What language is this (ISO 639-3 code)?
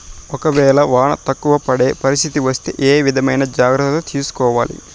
tel